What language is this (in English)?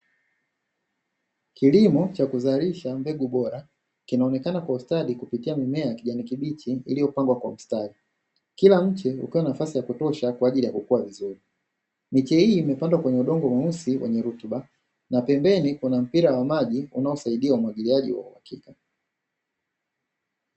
Swahili